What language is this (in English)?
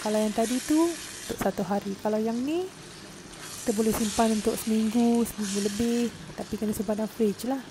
Malay